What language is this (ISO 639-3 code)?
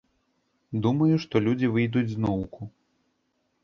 bel